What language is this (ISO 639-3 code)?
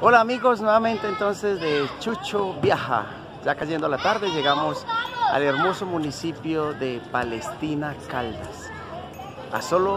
spa